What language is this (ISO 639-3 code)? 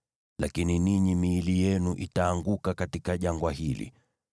swa